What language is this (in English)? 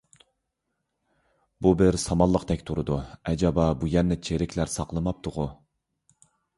Uyghur